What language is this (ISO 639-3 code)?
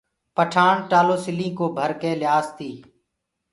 ggg